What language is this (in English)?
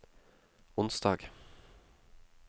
Norwegian